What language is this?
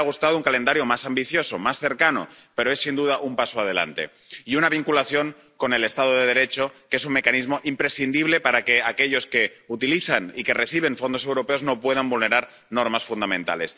Spanish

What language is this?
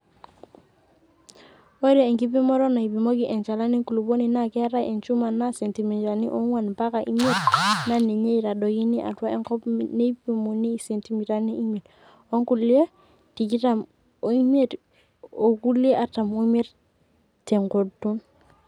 Masai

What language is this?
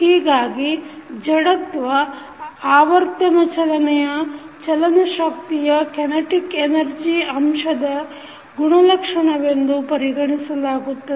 Kannada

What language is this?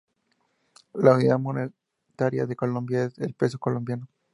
Spanish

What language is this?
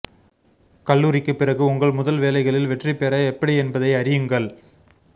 Tamil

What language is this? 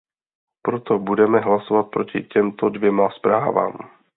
Czech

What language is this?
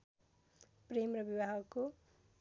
Nepali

